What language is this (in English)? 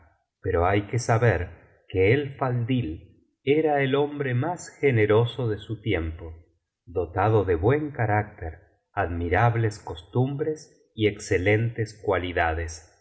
Spanish